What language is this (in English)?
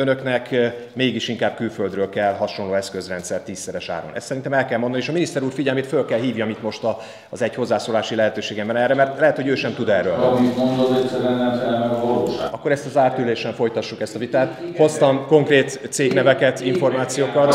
Hungarian